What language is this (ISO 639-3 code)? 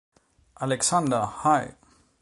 deu